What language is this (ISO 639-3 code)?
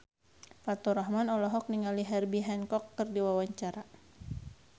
sun